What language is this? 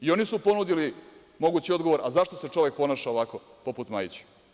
Serbian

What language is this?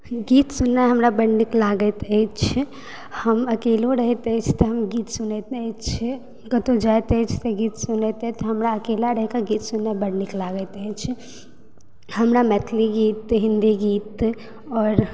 Maithili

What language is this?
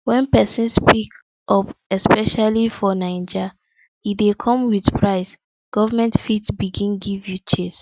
Nigerian Pidgin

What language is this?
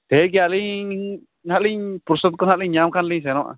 Santali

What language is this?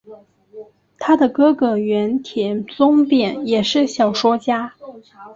Chinese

